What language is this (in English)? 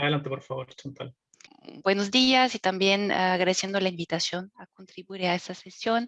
Spanish